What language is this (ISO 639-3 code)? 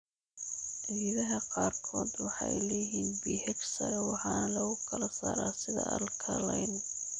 som